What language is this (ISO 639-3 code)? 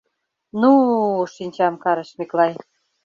chm